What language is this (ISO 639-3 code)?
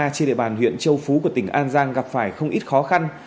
vie